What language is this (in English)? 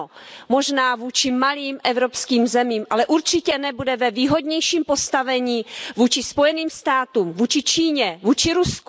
Czech